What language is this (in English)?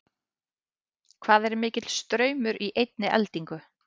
Icelandic